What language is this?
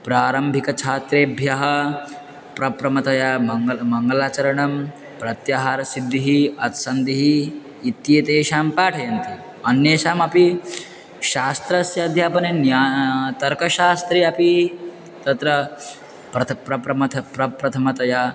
Sanskrit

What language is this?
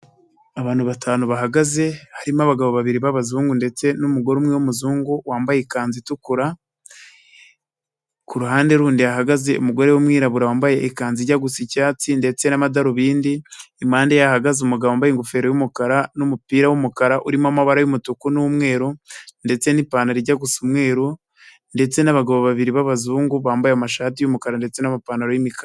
Kinyarwanda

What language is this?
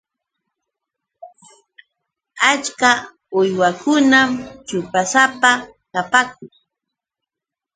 Yauyos Quechua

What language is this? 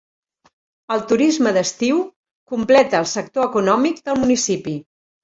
Catalan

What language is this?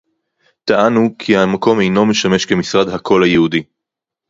Hebrew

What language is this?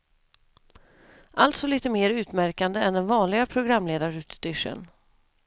Swedish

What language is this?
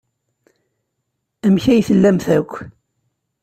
Kabyle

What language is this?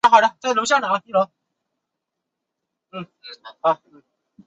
Chinese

